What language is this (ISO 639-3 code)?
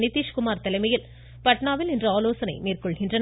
tam